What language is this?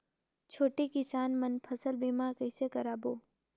Chhattisgarhi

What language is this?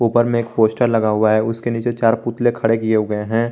Hindi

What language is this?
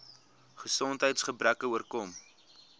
Afrikaans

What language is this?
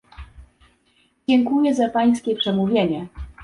Polish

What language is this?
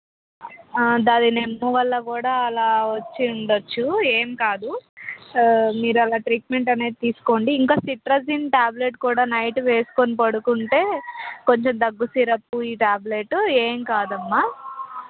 Telugu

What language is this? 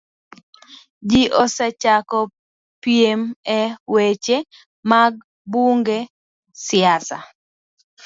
Luo (Kenya and Tanzania)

